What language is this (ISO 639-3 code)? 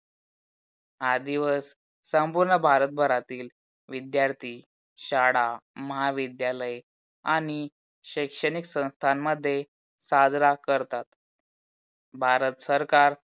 mar